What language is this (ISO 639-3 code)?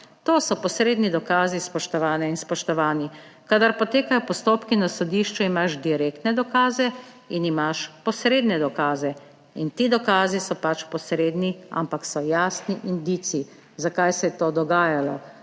slv